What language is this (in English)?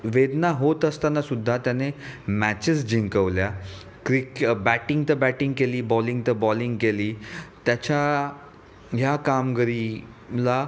Marathi